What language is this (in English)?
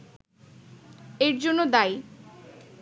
Bangla